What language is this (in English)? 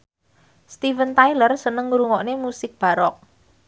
Javanese